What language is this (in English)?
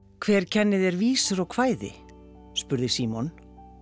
Icelandic